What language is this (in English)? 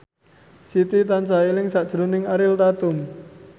Javanese